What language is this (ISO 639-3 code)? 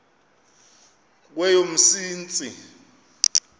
xho